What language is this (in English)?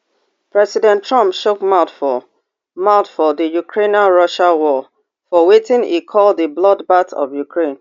Nigerian Pidgin